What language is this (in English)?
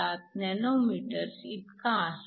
Marathi